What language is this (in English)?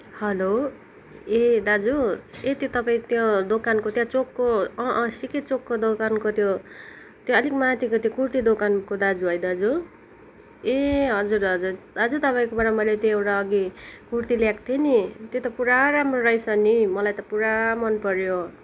Nepali